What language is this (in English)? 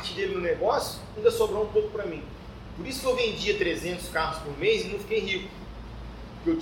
Portuguese